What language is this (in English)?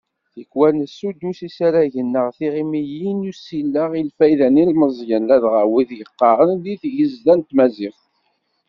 Kabyle